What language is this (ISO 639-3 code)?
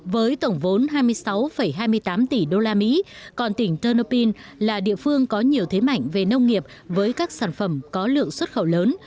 vie